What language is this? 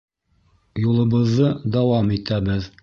Bashkir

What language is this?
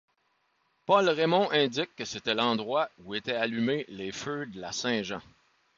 French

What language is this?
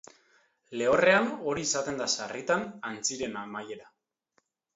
Basque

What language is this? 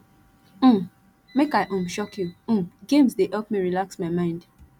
Nigerian Pidgin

